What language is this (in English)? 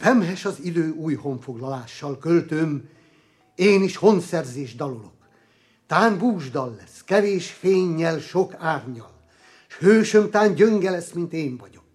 Hungarian